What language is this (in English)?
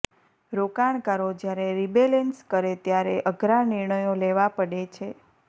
Gujarati